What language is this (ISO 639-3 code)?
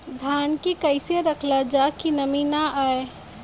bho